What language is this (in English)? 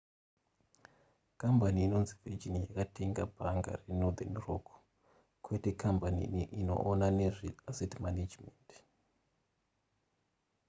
Shona